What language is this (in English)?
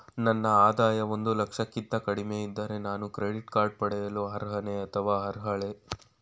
Kannada